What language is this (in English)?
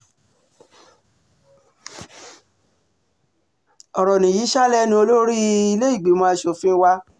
Yoruba